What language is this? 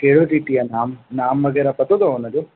Sindhi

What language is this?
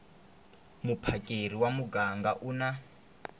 Tsonga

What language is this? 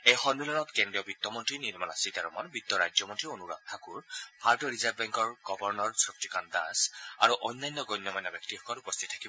Assamese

